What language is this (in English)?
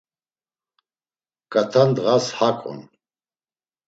Laz